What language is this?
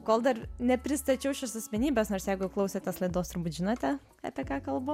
Lithuanian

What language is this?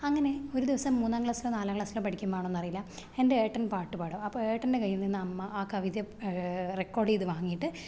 Malayalam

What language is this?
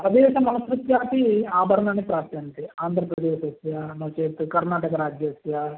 Sanskrit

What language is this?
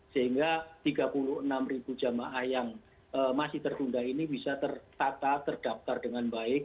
Indonesian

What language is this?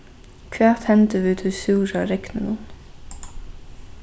Faroese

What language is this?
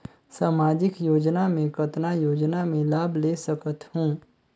Chhattisgarhi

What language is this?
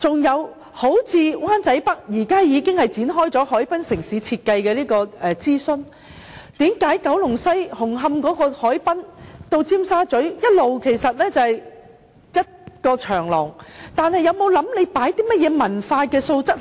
Cantonese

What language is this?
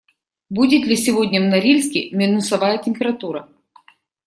Russian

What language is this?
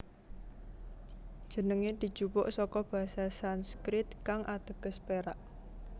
Javanese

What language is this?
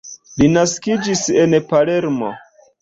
Esperanto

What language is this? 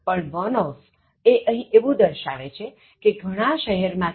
Gujarati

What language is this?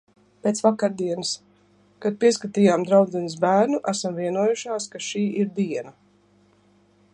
Latvian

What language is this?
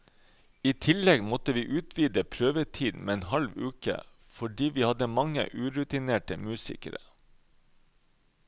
Norwegian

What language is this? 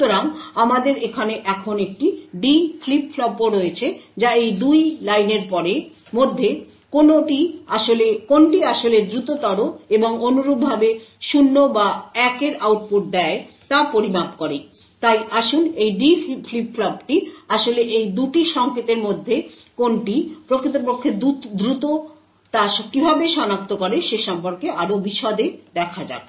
Bangla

